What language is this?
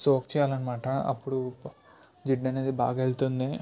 Telugu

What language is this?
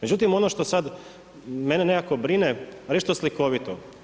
Croatian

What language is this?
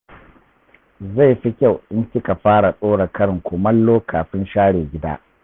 Hausa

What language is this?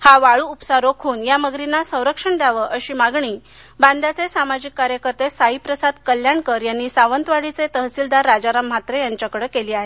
Marathi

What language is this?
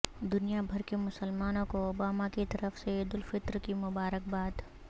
Urdu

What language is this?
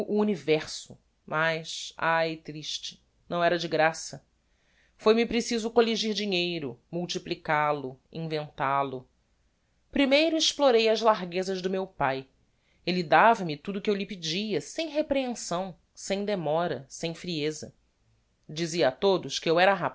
Portuguese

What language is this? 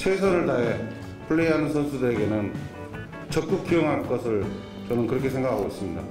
Korean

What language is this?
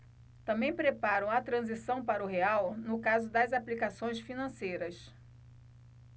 Portuguese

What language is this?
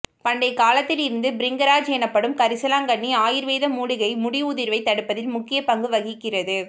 Tamil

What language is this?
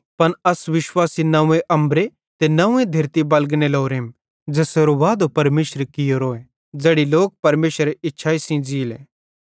Bhadrawahi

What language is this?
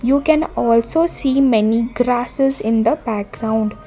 English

